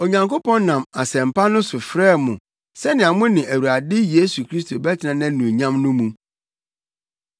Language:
Akan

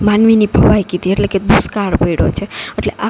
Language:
Gujarati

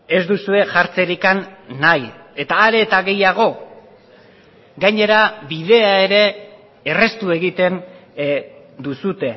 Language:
Basque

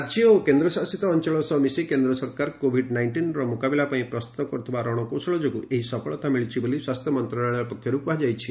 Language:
Odia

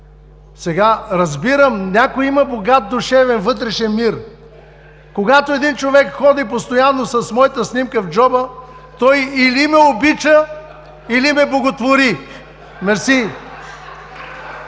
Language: Bulgarian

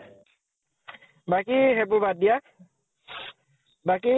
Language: Assamese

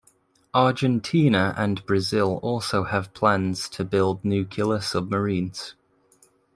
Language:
English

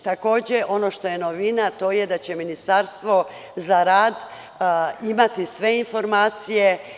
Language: Serbian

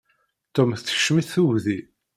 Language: Kabyle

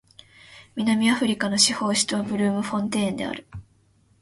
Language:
Japanese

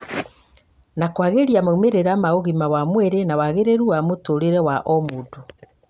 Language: Kikuyu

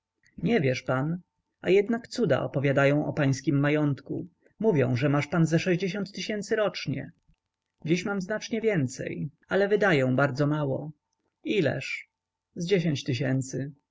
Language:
Polish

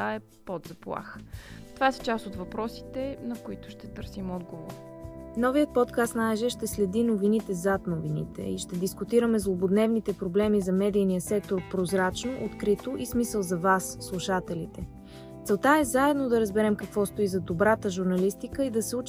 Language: Bulgarian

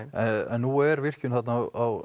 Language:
Icelandic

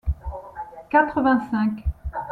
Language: French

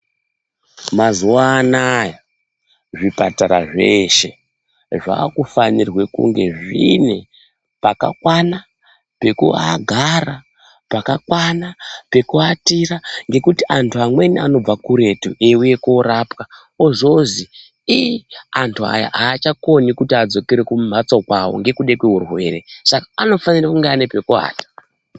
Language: Ndau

